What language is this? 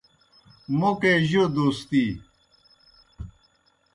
Kohistani Shina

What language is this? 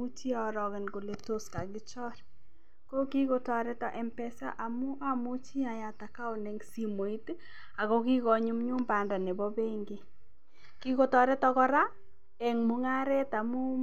Kalenjin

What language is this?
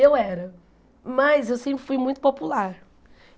Portuguese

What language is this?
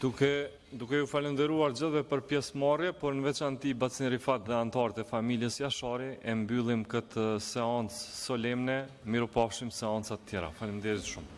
Italian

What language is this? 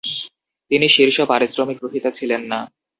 Bangla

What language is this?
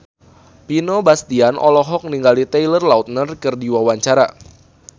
Sundanese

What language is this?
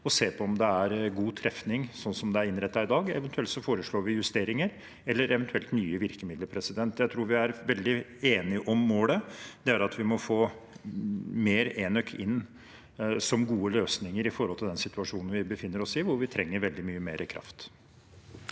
Norwegian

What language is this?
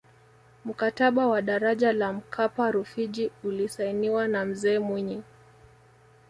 Swahili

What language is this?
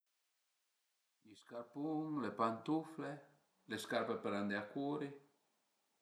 Piedmontese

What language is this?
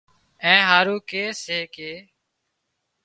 Wadiyara Koli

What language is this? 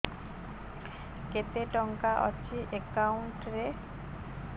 Odia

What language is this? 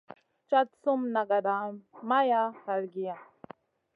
Masana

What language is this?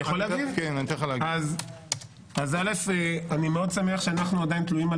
Hebrew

